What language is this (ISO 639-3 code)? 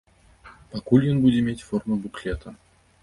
bel